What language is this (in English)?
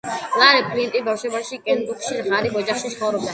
Georgian